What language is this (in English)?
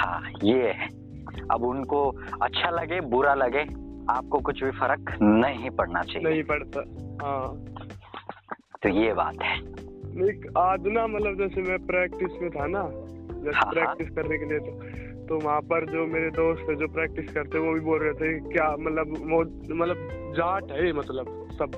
Hindi